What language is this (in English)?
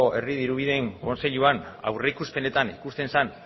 Basque